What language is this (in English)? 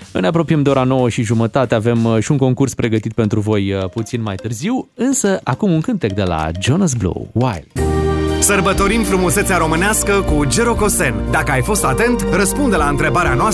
Romanian